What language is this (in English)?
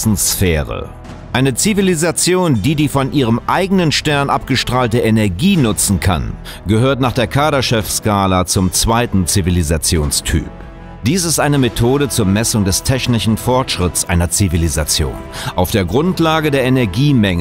German